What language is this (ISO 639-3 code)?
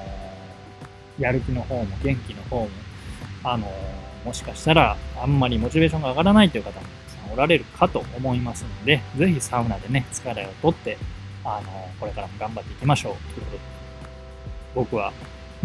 jpn